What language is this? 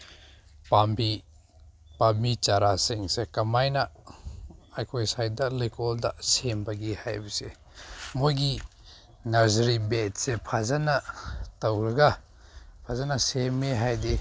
Manipuri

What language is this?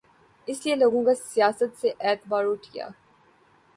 Urdu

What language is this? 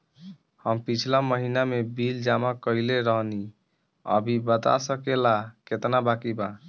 Bhojpuri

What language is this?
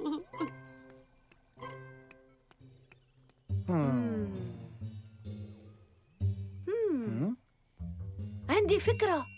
Arabic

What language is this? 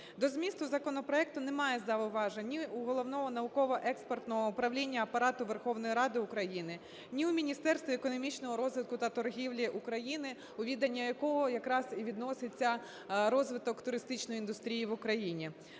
Ukrainian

